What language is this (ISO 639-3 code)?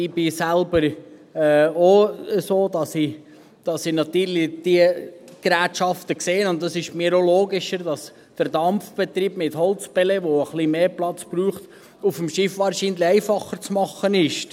gsw